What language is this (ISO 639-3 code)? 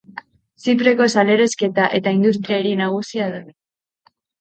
eus